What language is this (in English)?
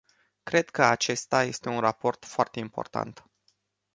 Romanian